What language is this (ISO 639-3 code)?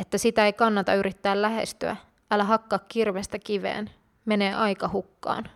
fin